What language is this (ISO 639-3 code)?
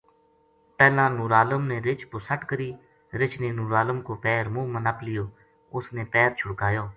gju